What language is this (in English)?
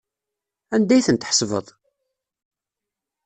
Kabyle